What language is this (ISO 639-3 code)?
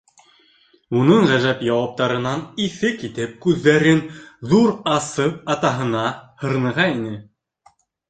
bak